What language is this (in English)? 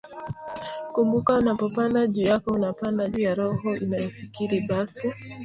Swahili